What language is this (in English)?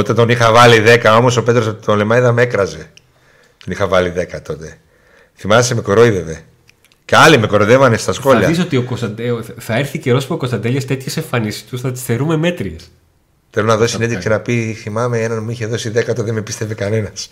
Greek